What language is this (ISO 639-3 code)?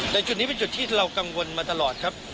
tha